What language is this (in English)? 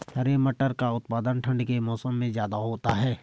Hindi